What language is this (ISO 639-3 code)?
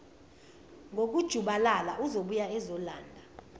zul